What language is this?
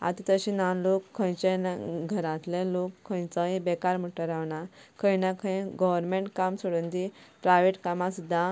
Konkani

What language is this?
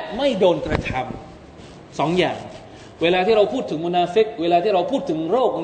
Thai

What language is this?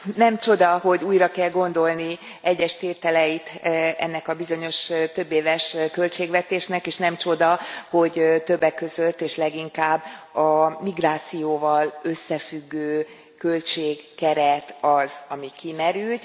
Hungarian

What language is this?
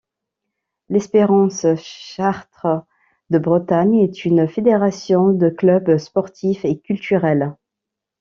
French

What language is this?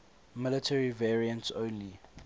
English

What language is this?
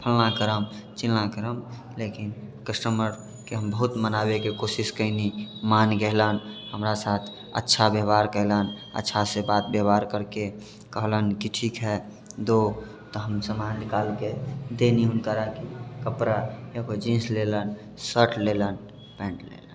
Maithili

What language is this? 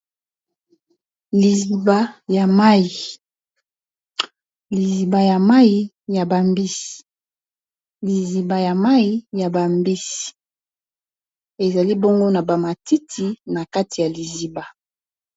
Lingala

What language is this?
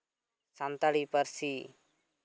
Santali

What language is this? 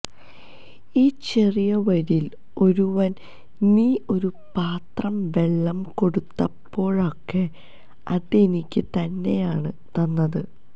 Malayalam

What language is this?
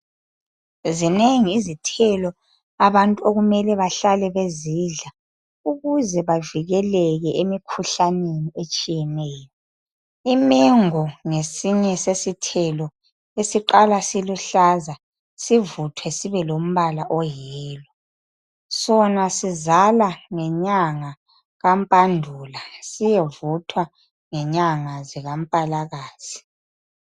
North Ndebele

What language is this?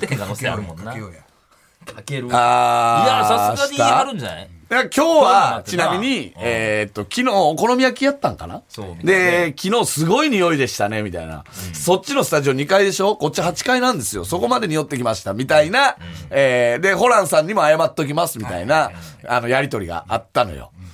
Japanese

